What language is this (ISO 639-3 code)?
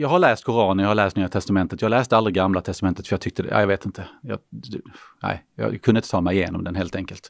swe